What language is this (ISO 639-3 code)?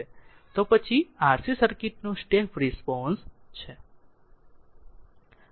guj